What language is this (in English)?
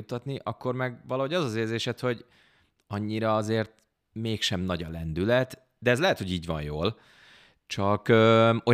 Hungarian